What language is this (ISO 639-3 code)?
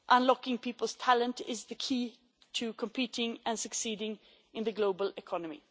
eng